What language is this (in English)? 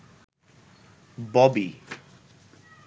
Bangla